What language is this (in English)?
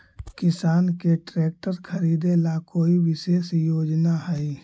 Magahi